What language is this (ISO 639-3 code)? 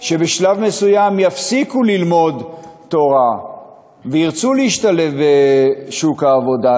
heb